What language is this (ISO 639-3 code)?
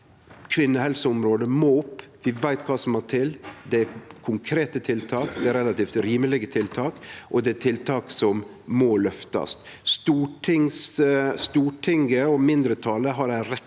nor